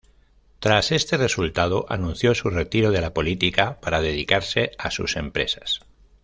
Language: Spanish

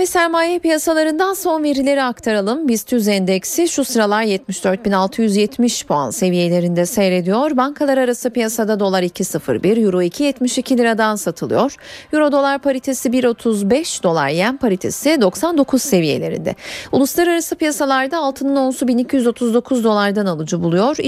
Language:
Turkish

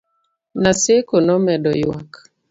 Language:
Luo (Kenya and Tanzania)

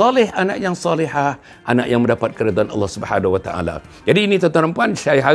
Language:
Malay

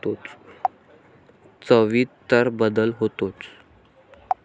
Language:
Marathi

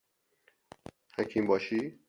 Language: Persian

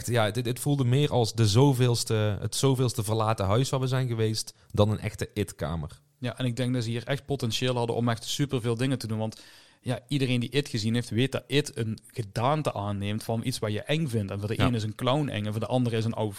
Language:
Dutch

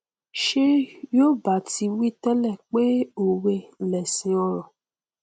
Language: Yoruba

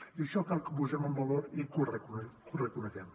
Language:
Catalan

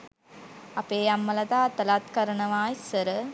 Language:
Sinhala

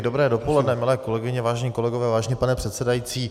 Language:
Czech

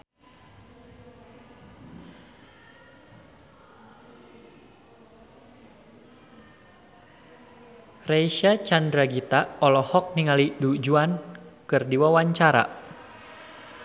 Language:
Sundanese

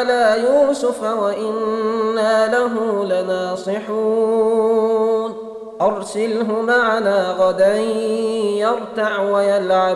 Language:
Arabic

